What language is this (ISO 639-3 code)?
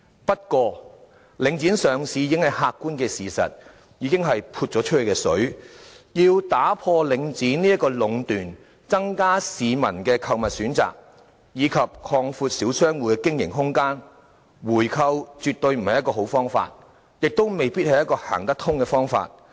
yue